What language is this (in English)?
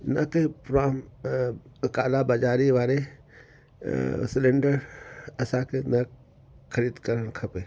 Sindhi